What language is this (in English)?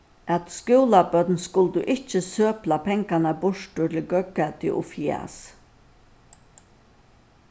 Faroese